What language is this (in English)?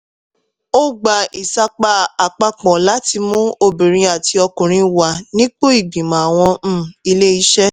Yoruba